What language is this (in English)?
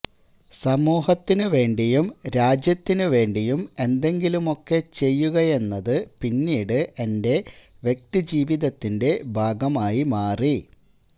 Malayalam